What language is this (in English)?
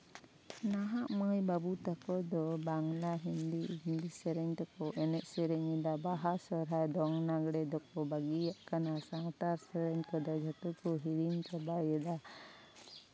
Santali